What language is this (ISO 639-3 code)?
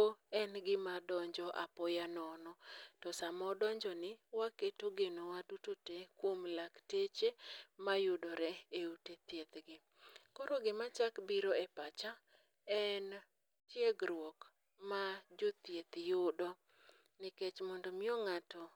luo